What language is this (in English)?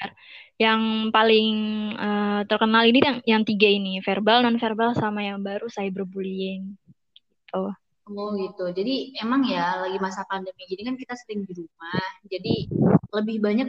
Indonesian